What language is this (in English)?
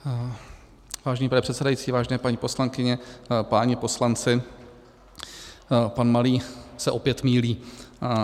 Czech